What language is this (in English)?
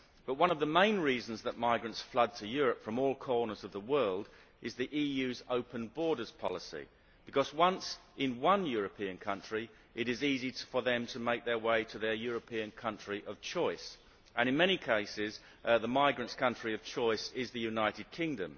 English